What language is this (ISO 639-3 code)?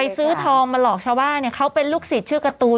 tha